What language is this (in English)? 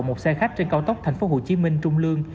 Vietnamese